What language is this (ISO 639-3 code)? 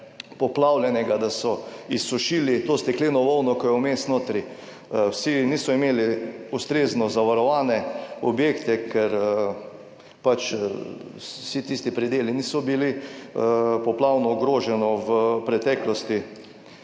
slv